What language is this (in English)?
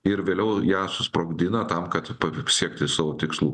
Lithuanian